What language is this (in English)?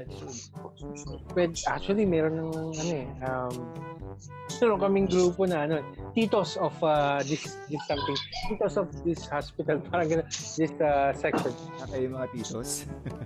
Filipino